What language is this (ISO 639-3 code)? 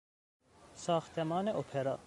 fas